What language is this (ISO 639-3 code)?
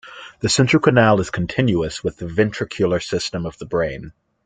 eng